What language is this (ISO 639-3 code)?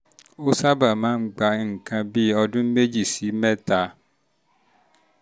yor